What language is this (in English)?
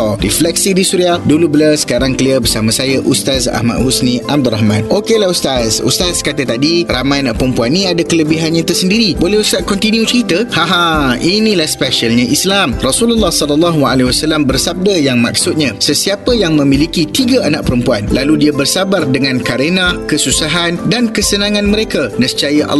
Malay